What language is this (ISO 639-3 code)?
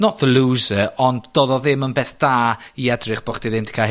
cym